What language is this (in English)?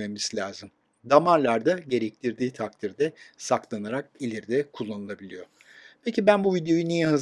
Turkish